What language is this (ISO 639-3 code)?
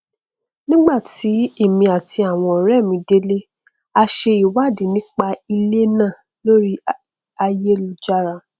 yor